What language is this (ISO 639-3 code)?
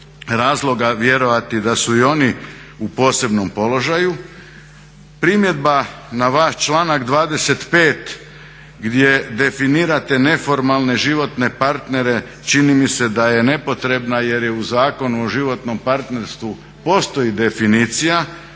hrv